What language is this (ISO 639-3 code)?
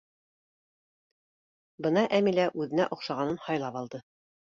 bak